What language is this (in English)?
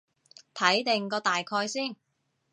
Cantonese